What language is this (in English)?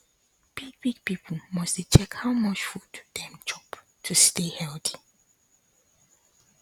Nigerian Pidgin